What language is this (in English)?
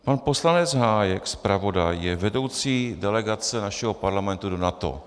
Czech